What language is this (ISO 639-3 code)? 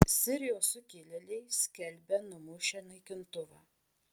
lit